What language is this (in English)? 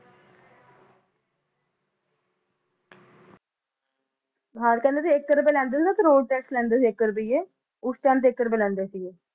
Punjabi